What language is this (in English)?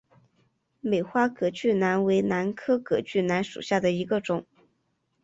Chinese